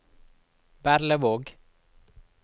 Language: Norwegian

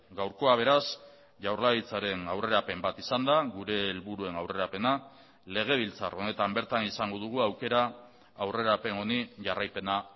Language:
Basque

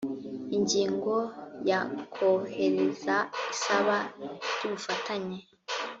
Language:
Kinyarwanda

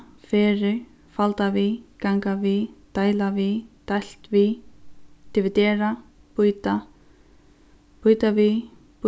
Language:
Faroese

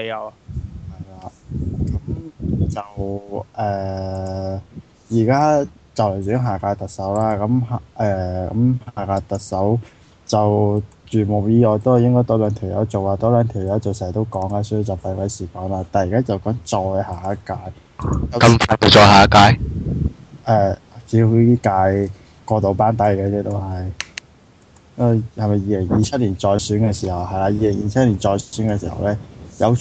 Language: Chinese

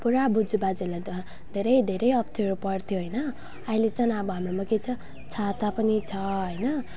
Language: Nepali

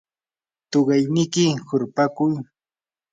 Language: Yanahuanca Pasco Quechua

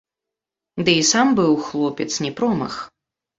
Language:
Belarusian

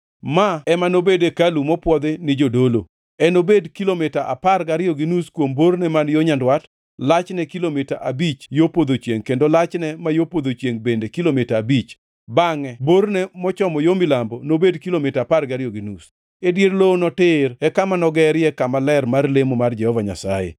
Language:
Luo (Kenya and Tanzania)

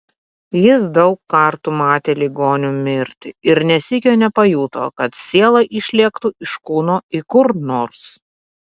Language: Lithuanian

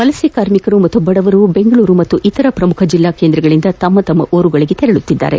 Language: Kannada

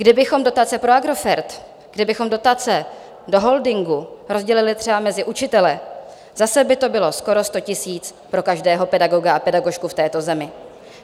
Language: Czech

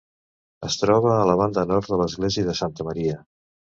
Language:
Catalan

